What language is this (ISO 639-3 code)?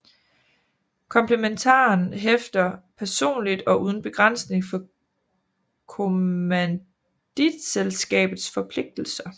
dan